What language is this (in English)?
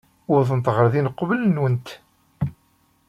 Kabyle